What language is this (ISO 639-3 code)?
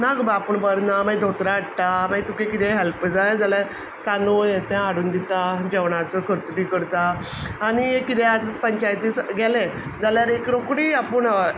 kok